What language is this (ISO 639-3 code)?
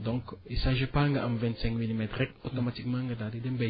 wol